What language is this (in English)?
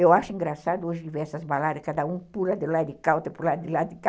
Portuguese